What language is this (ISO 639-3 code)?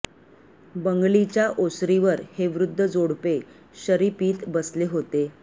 mar